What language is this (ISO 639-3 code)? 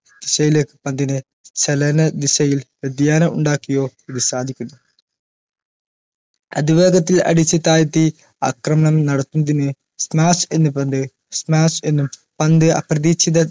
mal